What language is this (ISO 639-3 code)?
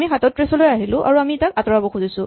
asm